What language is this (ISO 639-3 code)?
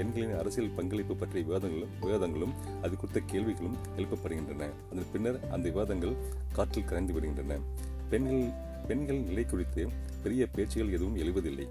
tam